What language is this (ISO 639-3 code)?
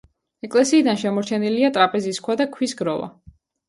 kat